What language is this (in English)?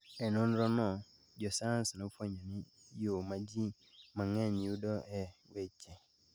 Luo (Kenya and Tanzania)